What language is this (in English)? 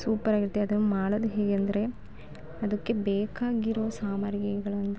Kannada